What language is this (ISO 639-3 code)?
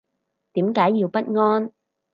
yue